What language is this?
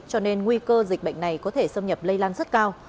Vietnamese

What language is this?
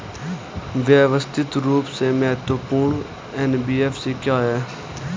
Hindi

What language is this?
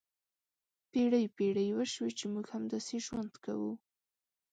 Pashto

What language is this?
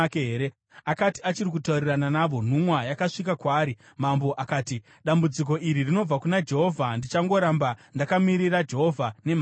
Shona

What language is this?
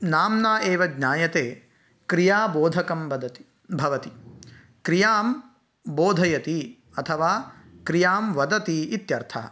Sanskrit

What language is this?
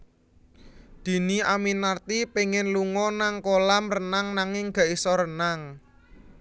Javanese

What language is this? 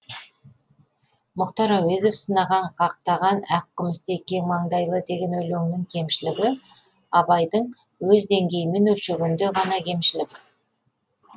Kazakh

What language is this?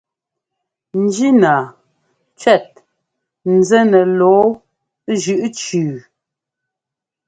Ngomba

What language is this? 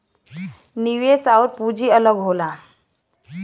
Bhojpuri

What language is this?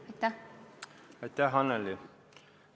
Estonian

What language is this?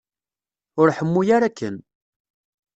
Kabyle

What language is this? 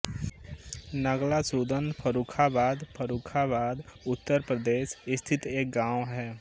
Hindi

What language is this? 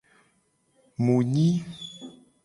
Gen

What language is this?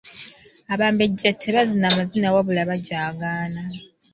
Ganda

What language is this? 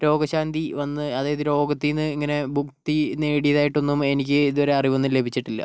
Malayalam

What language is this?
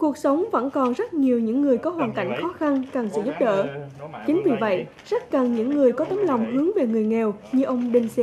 Vietnamese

